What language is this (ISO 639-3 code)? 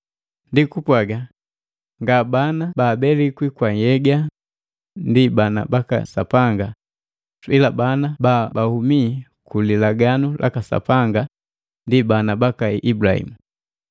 mgv